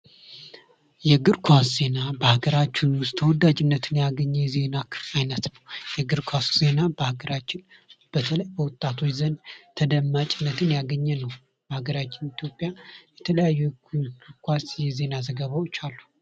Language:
Amharic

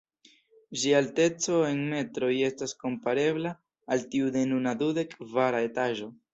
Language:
Esperanto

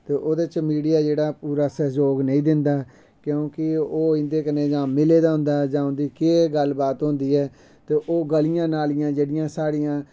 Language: Dogri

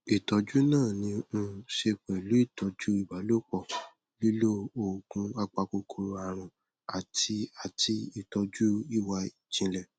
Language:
Yoruba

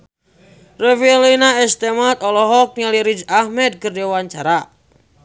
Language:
Sundanese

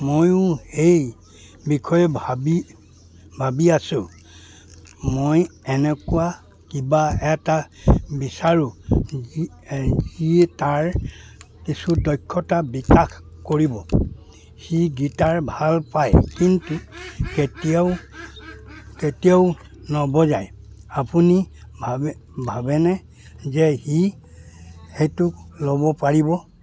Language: Assamese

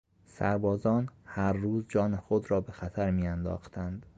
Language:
Persian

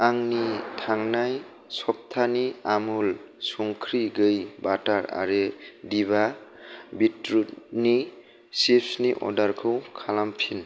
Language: Bodo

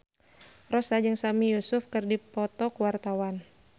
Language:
Sundanese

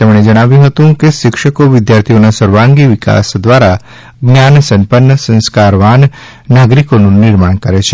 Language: Gujarati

